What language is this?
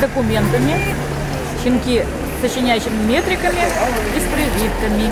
Russian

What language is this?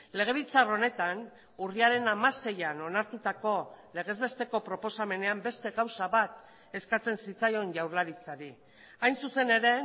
Basque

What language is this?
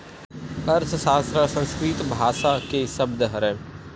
Chhattisgarhi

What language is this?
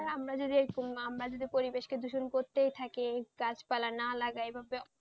Bangla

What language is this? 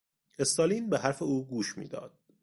Persian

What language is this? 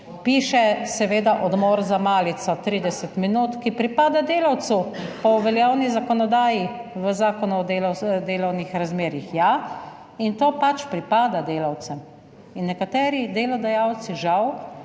Slovenian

